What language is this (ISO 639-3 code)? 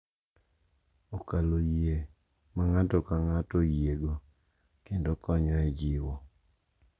luo